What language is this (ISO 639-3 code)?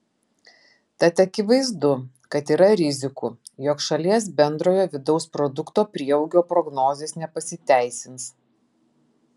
lit